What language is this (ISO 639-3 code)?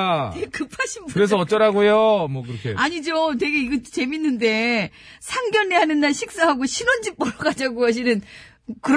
kor